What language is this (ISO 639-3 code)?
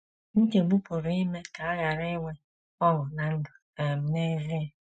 ibo